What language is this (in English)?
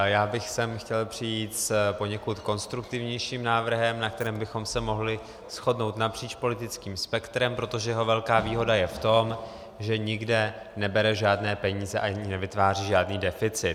Czech